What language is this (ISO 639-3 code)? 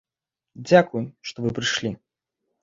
bel